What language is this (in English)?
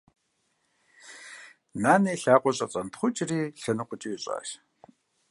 Kabardian